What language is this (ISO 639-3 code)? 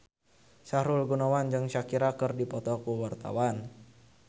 sun